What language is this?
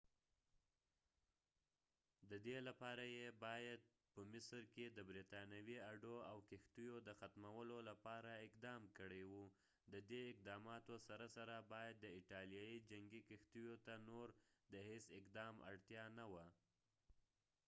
Pashto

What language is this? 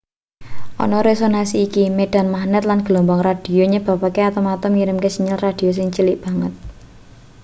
Javanese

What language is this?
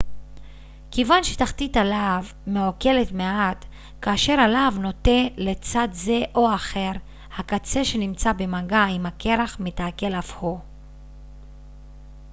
Hebrew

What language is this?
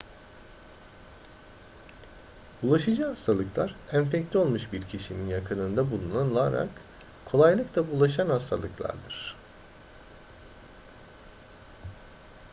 Turkish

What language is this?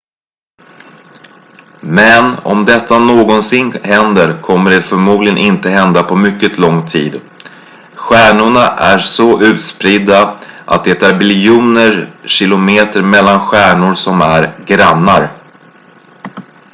Swedish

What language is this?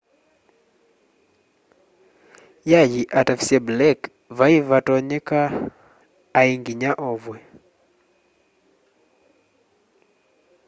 Kamba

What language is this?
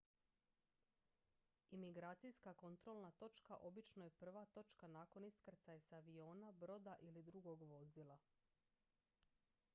Croatian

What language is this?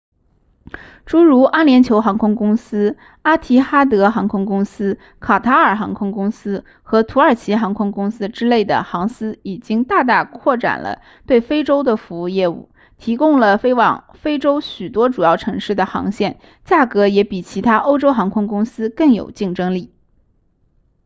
Chinese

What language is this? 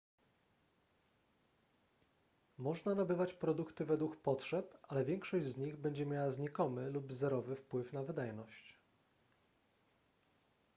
Polish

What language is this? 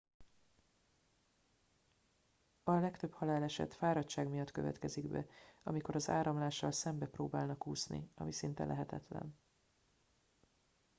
Hungarian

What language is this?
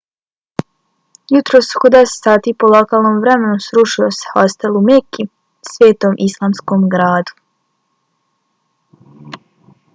Bosnian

